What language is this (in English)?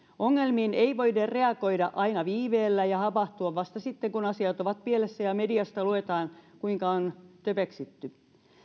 Finnish